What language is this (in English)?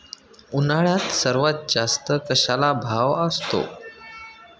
Marathi